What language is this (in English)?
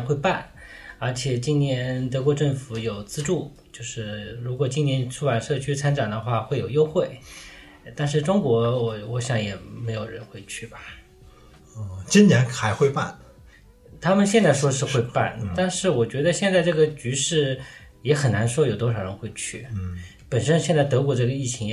Chinese